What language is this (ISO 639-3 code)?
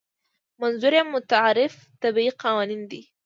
pus